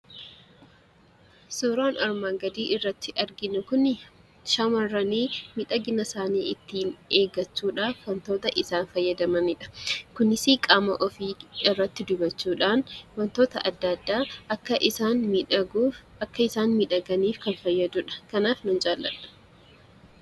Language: Oromo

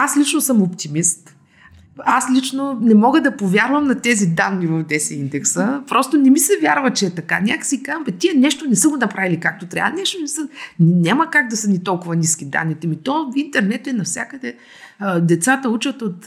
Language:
Bulgarian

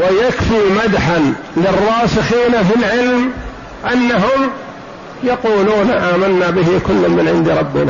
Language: Arabic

